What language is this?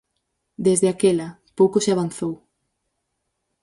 Galician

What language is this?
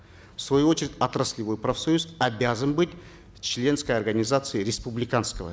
Kazakh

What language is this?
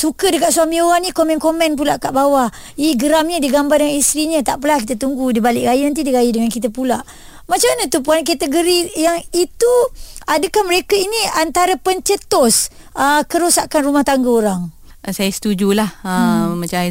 Malay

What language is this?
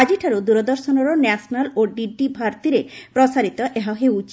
Odia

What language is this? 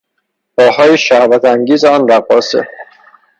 Persian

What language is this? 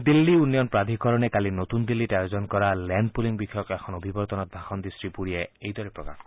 Assamese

